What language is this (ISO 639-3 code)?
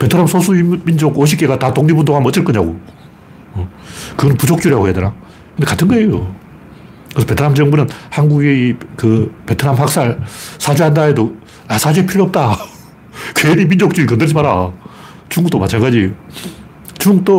kor